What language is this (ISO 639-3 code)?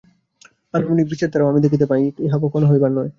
ben